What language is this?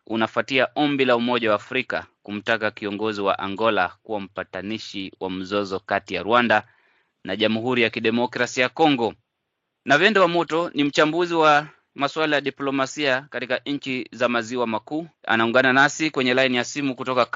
Swahili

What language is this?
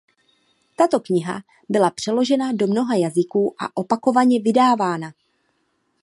Czech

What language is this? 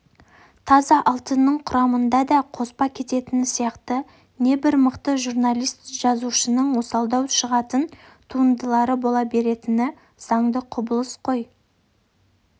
Kazakh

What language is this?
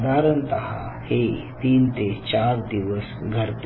Marathi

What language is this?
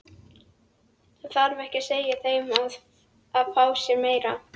Icelandic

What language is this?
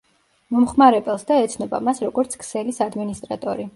Georgian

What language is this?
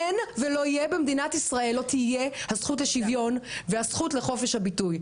Hebrew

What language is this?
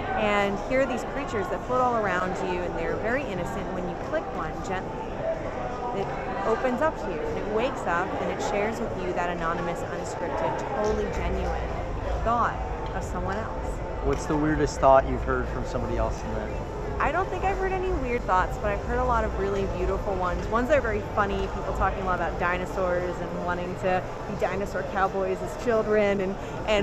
English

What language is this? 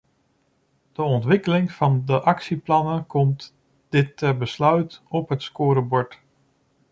Dutch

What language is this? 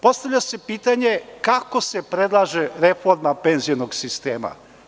Serbian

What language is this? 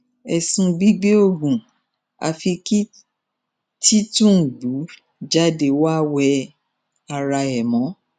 Yoruba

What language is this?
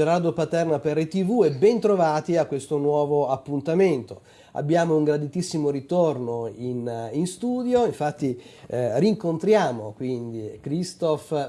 Italian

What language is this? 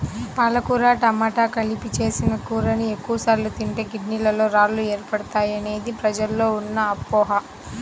Telugu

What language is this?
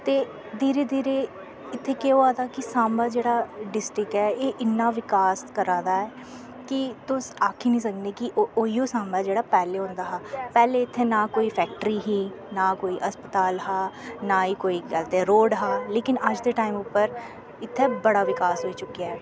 Dogri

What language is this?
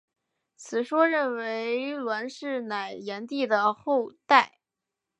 Chinese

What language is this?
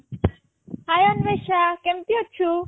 Odia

